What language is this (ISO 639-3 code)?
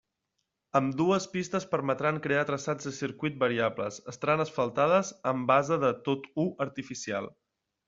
cat